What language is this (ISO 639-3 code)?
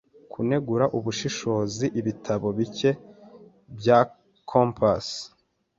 kin